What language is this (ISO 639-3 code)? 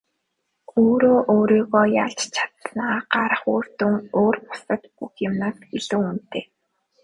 mon